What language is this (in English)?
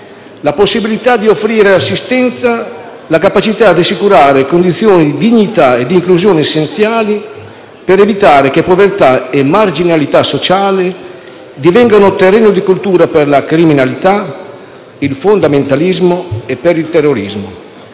Italian